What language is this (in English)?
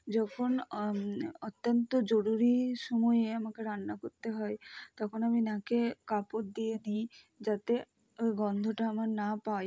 Bangla